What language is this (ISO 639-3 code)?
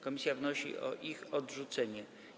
pol